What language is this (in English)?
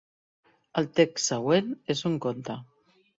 Catalan